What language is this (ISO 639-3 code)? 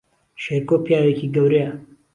ckb